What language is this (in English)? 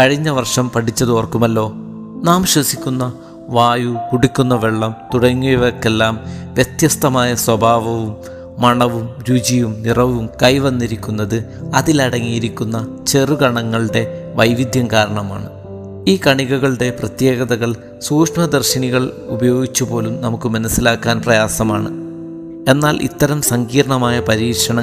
Malayalam